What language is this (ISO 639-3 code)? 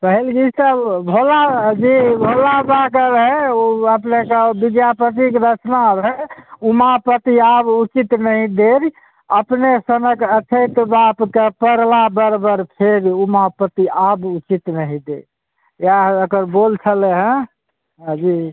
mai